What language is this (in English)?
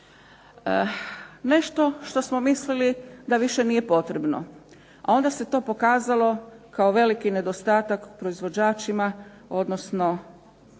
Croatian